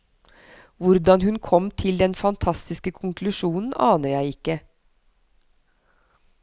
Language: Norwegian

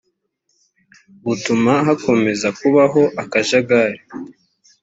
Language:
Kinyarwanda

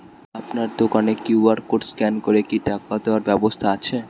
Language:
Bangla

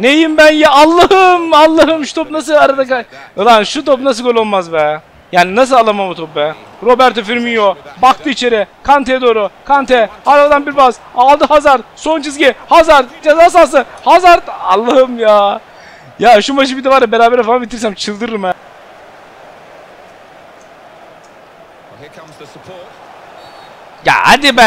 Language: Turkish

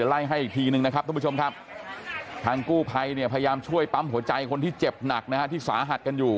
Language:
Thai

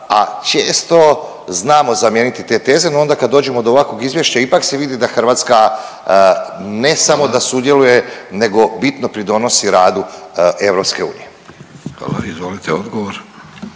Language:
Croatian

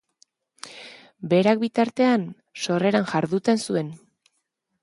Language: Basque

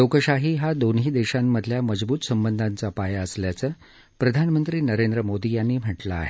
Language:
Marathi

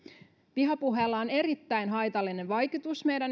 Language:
Finnish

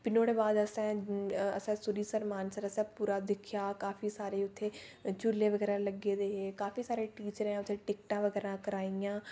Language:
Dogri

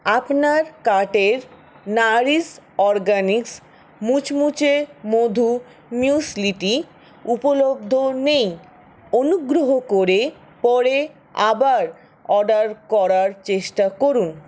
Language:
Bangla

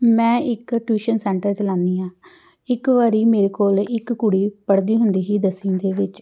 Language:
Punjabi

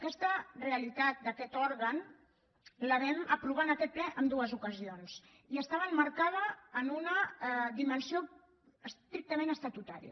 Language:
Catalan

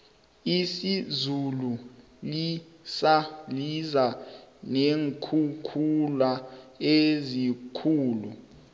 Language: South Ndebele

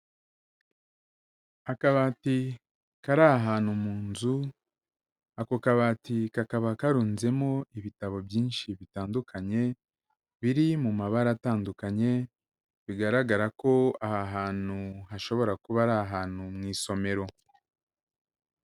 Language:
Kinyarwanda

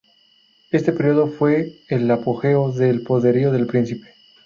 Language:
Spanish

